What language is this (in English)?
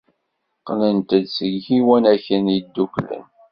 Kabyle